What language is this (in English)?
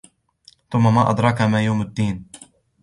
Arabic